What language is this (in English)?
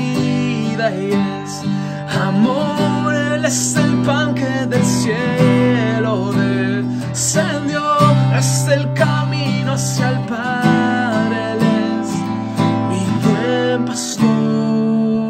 Italian